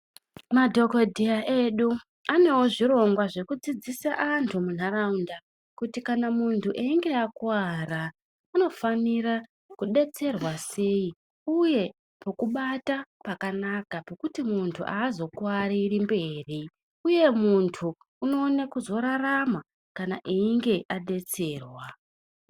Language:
Ndau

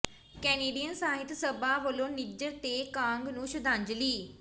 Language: Punjabi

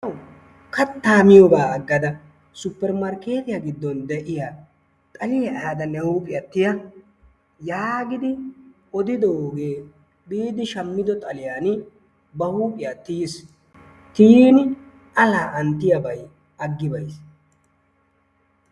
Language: Wolaytta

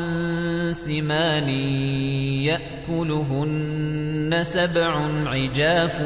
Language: Arabic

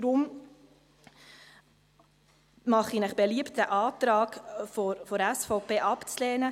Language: Swiss German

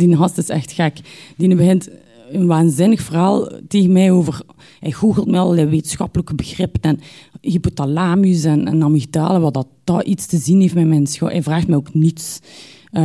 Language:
Dutch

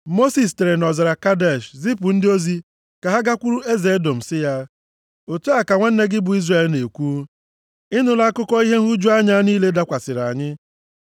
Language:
Igbo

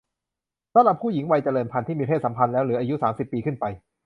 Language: Thai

